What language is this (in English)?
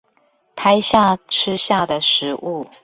Chinese